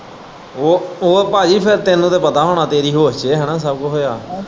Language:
Punjabi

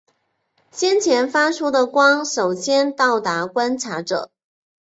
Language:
Chinese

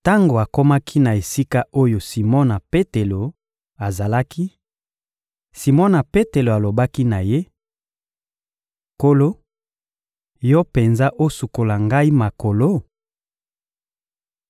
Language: Lingala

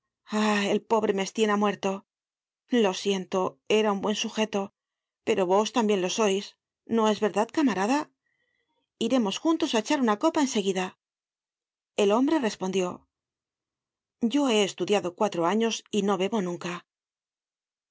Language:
Spanish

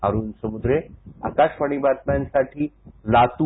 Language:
Marathi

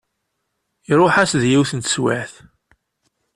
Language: Kabyle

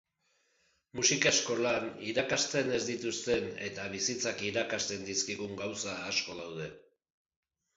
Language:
Basque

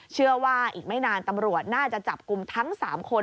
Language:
Thai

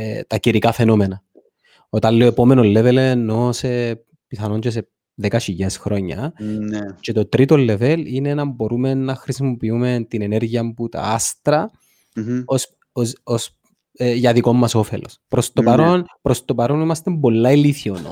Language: Greek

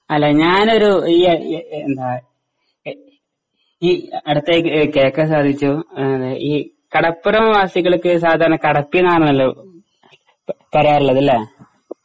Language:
Malayalam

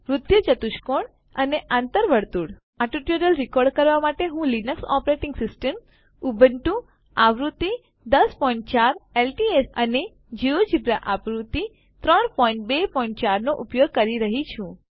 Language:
Gujarati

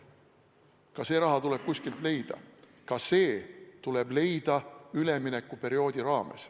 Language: Estonian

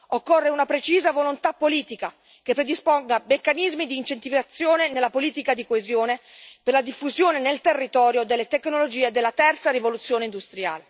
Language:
Italian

